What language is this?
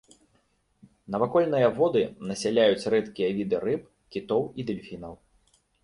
Belarusian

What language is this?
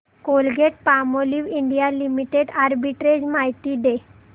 Marathi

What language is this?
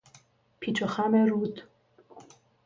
Persian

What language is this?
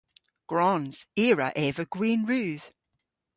Cornish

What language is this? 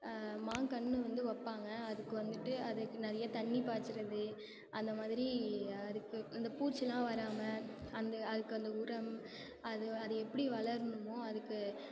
Tamil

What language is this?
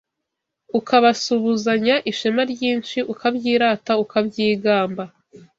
Kinyarwanda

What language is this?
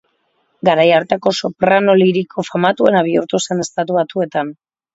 Basque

